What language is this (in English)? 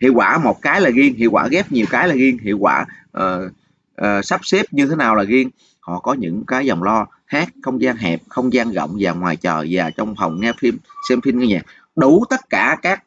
Vietnamese